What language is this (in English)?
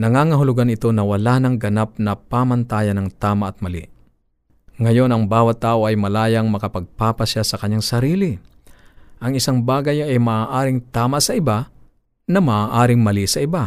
Filipino